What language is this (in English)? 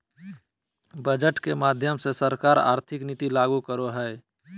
Magahi